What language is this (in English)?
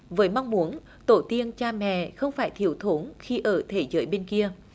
Vietnamese